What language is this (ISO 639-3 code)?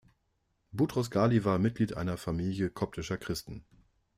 deu